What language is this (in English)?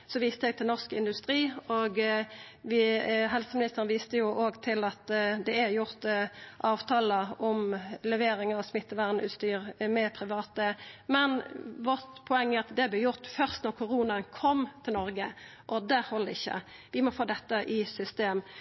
Norwegian Nynorsk